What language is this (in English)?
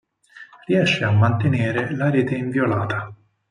Italian